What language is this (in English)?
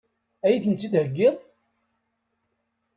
Kabyle